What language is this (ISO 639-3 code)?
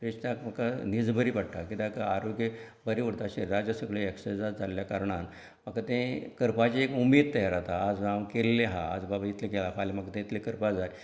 kok